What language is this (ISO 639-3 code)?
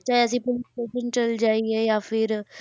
pan